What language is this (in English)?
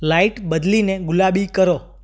Gujarati